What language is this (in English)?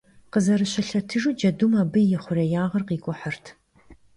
Kabardian